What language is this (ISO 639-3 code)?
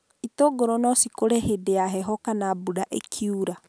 kik